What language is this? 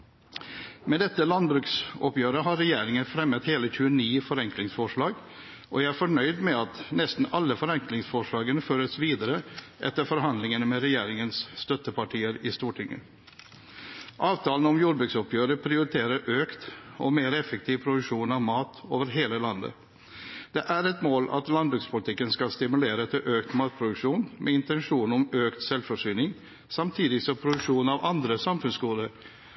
Norwegian Bokmål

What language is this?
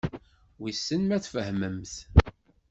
Kabyle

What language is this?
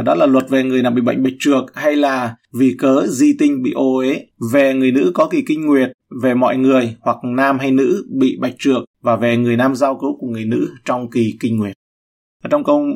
Vietnamese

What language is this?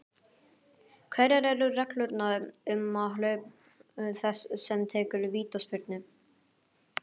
Icelandic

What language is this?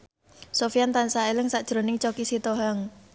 Javanese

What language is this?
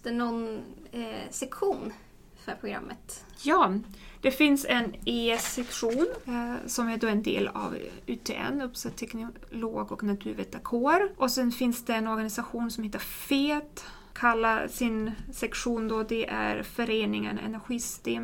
Swedish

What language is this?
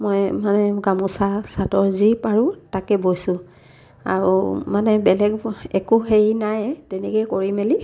Assamese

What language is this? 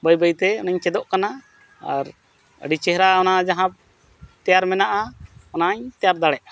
Santali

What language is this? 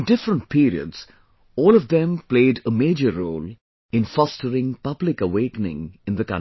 English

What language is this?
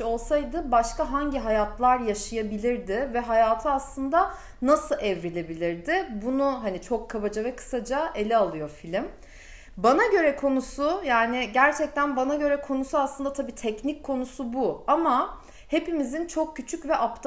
Turkish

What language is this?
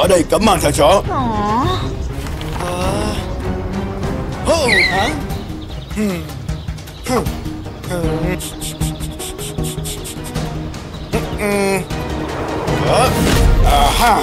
Vietnamese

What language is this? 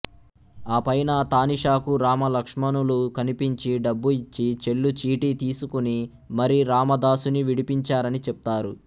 Telugu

